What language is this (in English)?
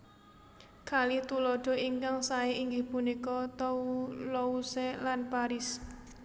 Javanese